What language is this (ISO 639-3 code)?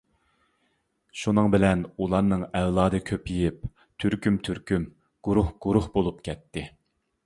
uig